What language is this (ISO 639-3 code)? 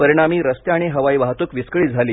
mar